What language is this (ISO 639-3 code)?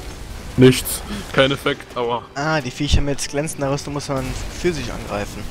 deu